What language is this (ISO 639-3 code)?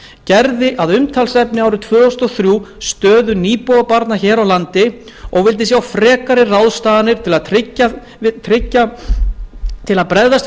isl